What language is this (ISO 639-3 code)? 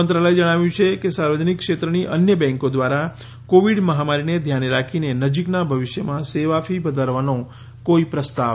guj